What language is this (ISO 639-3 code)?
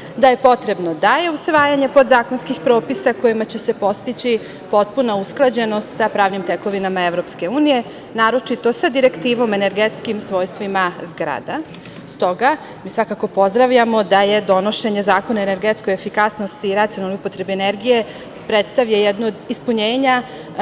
srp